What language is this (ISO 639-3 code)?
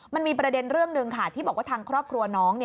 tha